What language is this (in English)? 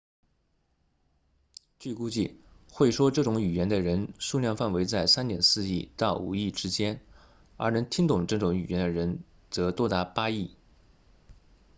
Chinese